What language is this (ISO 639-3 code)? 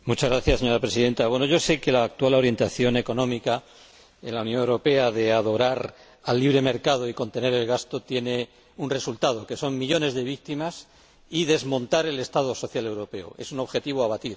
spa